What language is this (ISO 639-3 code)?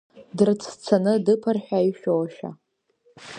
abk